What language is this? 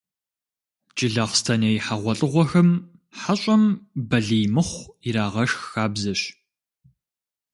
Kabardian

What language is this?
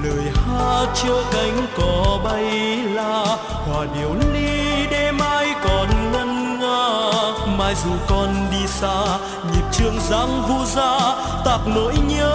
Vietnamese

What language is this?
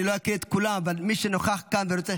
Hebrew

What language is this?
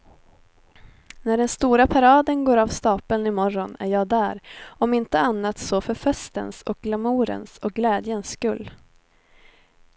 Swedish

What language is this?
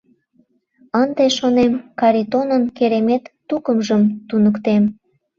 Mari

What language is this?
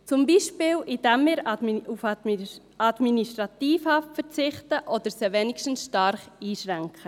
Swiss German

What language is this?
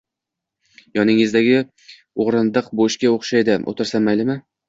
Uzbek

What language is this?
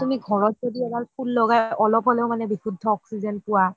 Assamese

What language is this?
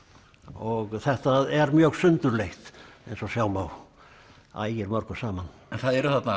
Icelandic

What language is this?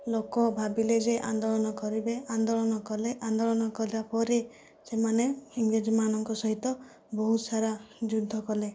Odia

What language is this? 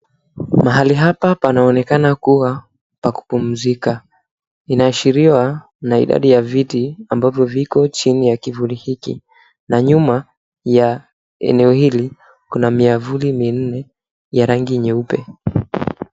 Swahili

